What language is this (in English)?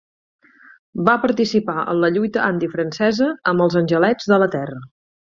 Catalan